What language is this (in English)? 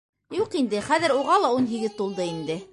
Bashkir